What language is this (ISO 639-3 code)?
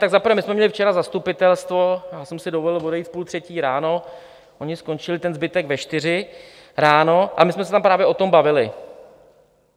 ces